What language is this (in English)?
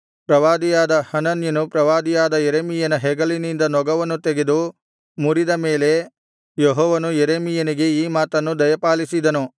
Kannada